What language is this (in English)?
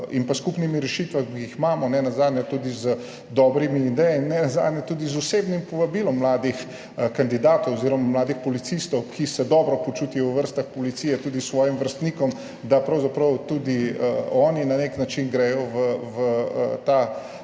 Slovenian